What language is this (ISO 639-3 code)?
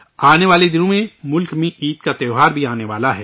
urd